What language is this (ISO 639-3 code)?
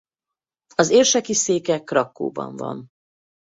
hun